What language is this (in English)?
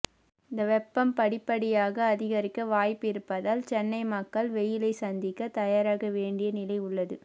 Tamil